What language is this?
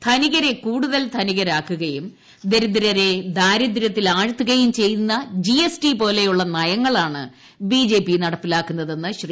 Malayalam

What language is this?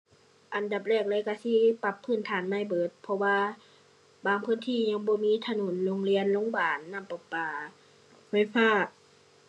Thai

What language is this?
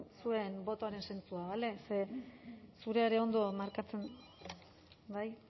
Basque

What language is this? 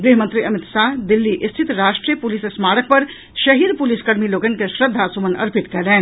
Maithili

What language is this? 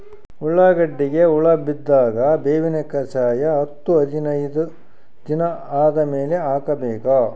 Kannada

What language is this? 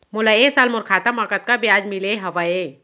Chhattisgarhi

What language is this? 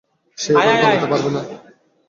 Bangla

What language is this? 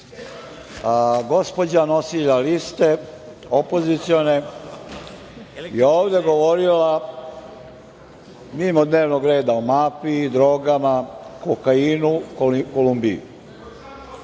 Serbian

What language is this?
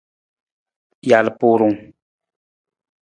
Nawdm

